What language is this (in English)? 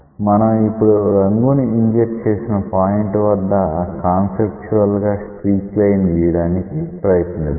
Telugu